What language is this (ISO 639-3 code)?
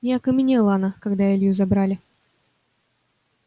rus